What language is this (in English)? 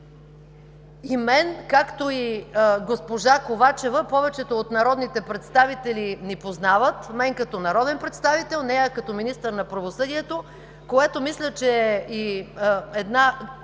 Bulgarian